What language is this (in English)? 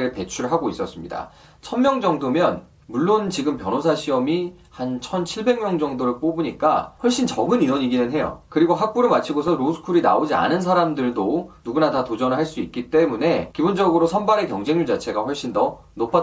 Korean